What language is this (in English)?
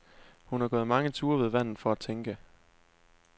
Danish